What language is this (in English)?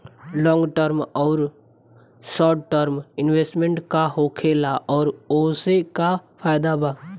Bhojpuri